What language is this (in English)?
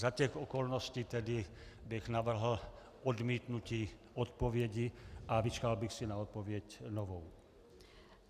Czech